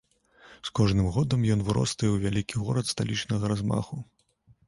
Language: Belarusian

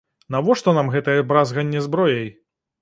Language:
Belarusian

